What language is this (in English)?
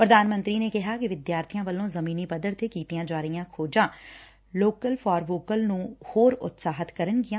Punjabi